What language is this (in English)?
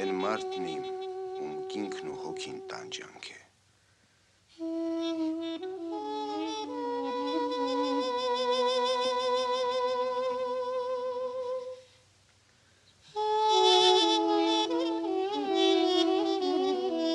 Romanian